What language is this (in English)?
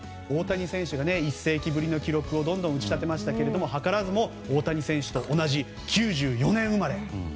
Japanese